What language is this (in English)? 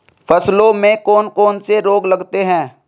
Hindi